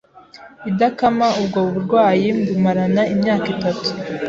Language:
Kinyarwanda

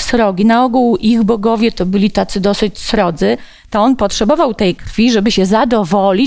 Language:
Polish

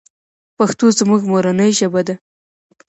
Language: Pashto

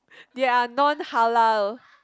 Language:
English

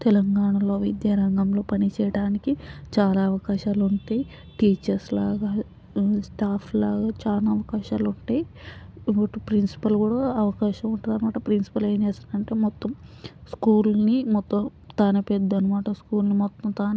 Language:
Telugu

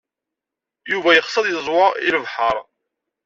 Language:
Kabyle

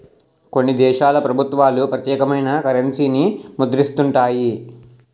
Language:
Telugu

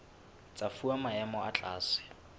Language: Southern Sotho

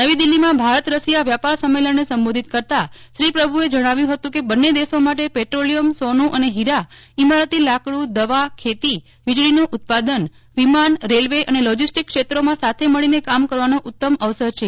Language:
Gujarati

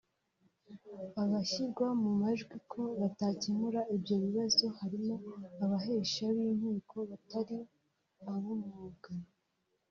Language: Kinyarwanda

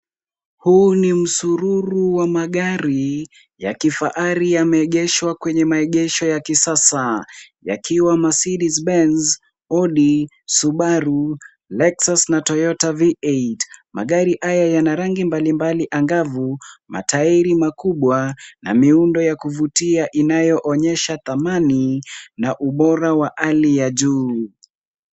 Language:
Swahili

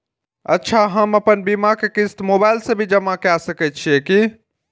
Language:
Maithili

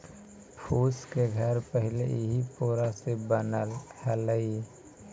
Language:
Magahi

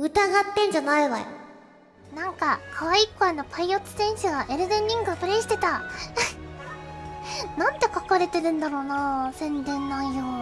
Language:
Japanese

